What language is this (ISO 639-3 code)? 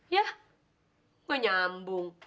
ind